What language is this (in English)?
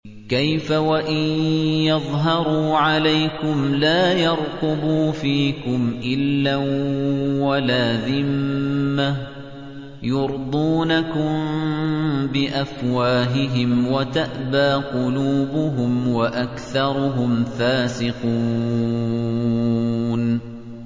Arabic